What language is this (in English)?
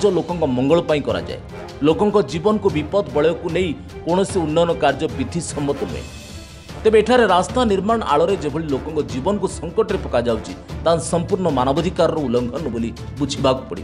Romanian